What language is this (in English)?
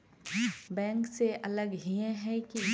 Magahi